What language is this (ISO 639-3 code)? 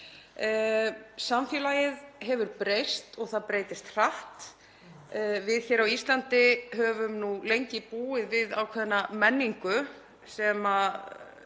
isl